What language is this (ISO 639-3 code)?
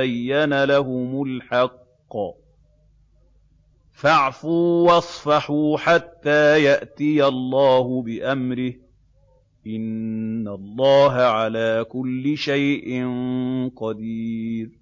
ara